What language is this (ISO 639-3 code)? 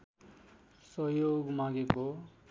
nep